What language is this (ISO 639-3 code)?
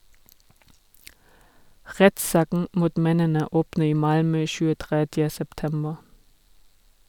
nor